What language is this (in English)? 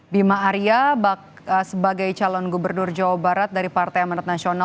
Indonesian